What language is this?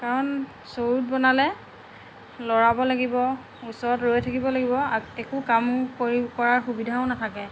Assamese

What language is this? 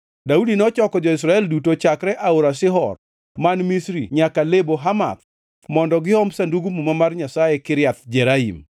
Luo (Kenya and Tanzania)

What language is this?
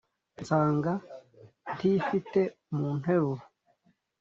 Kinyarwanda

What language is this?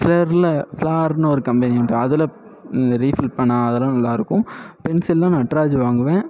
Tamil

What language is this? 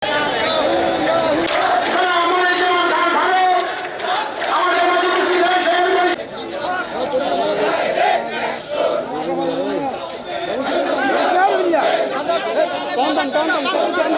Bangla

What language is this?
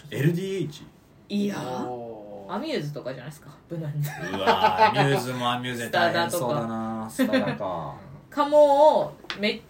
Japanese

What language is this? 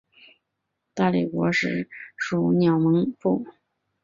Chinese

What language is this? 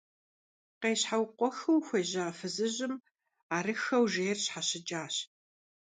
Kabardian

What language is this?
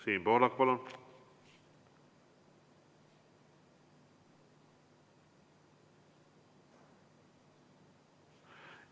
Estonian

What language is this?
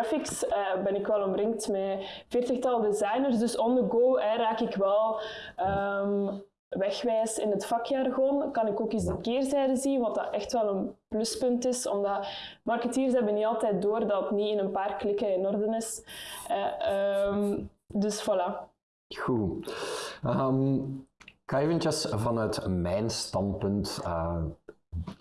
Dutch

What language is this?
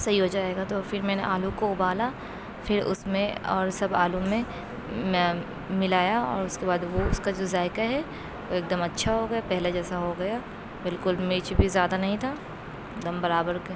Urdu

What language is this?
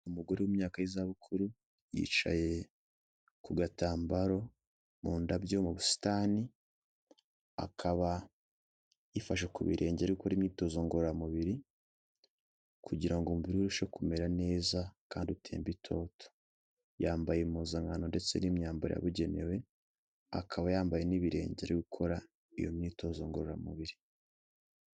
Kinyarwanda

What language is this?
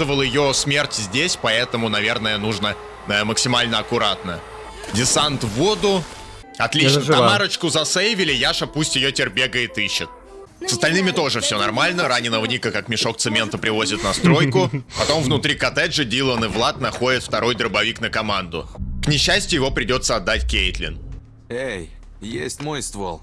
Russian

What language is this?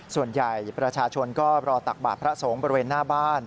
Thai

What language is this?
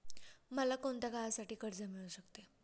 Marathi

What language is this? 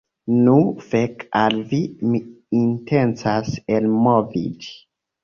Esperanto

